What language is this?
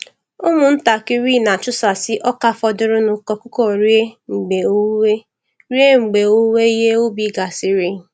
Igbo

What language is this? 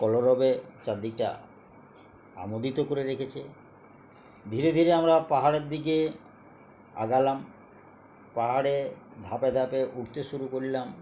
Bangla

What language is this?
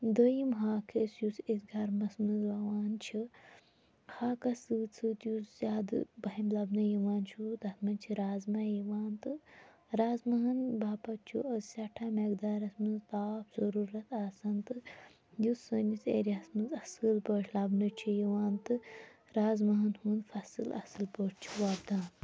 Kashmiri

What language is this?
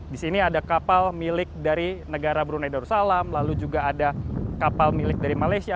Indonesian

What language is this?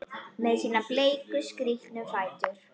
Icelandic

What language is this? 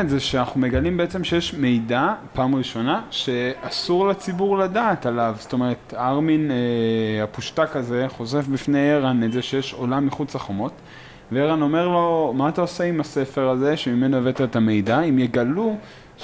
Hebrew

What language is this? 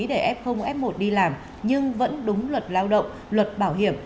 Vietnamese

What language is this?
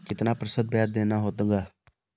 Hindi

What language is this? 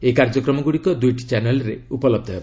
Odia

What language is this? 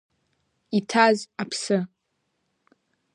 Abkhazian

